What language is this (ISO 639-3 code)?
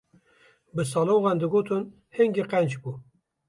kur